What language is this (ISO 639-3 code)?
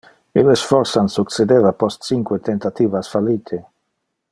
ina